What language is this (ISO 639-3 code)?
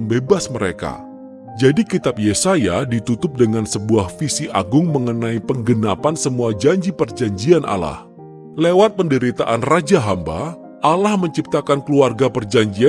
ind